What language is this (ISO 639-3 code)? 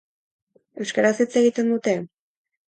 eus